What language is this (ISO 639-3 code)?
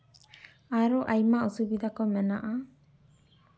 sat